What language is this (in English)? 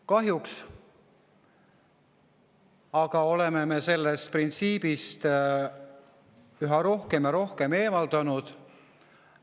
Estonian